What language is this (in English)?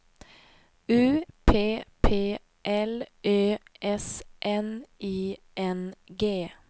Swedish